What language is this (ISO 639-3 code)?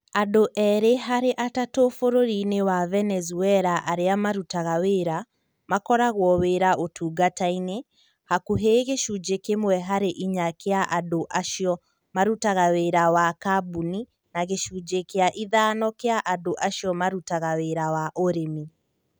kik